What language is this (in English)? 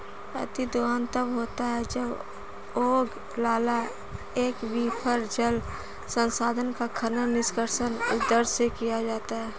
Hindi